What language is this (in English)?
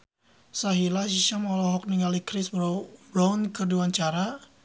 Sundanese